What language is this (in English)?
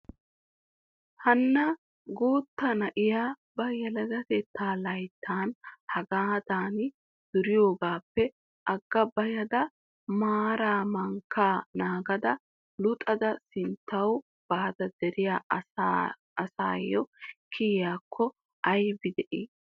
Wolaytta